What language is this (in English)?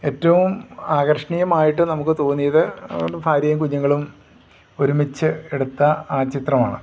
Malayalam